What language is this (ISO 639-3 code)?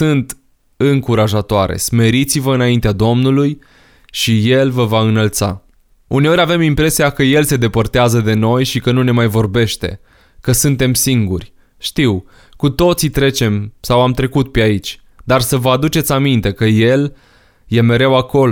ron